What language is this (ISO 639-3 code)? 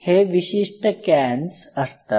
mar